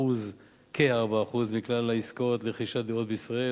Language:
Hebrew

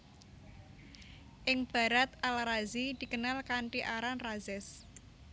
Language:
Javanese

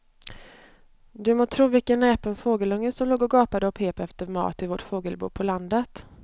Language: Swedish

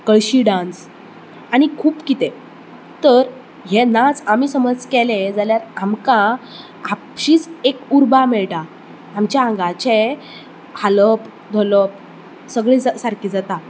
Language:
Konkani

